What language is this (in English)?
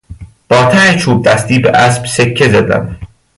Persian